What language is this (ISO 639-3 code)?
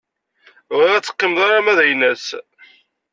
kab